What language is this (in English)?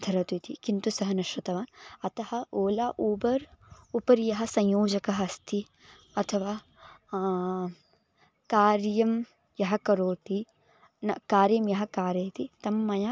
Sanskrit